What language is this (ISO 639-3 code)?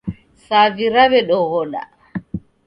dav